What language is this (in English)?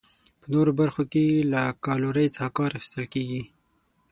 Pashto